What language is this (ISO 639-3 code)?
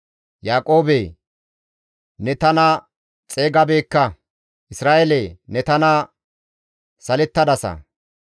gmv